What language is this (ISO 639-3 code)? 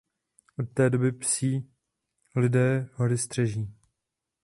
ces